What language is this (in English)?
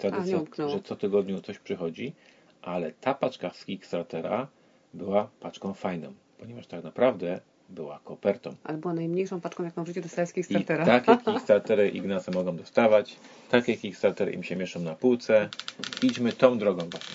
Polish